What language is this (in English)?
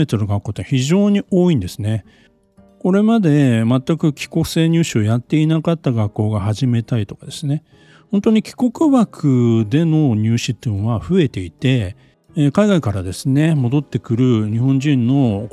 Japanese